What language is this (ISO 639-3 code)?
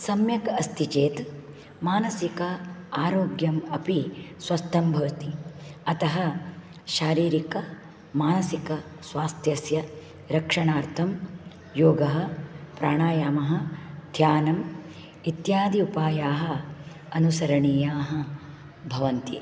san